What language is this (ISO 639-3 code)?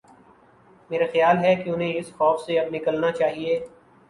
urd